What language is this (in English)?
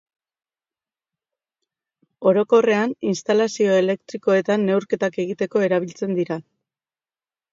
Basque